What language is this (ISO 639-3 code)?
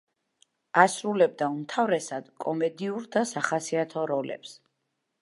kat